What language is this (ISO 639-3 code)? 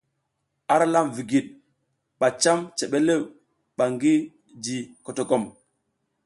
giz